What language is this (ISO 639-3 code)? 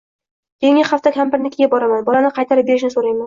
uzb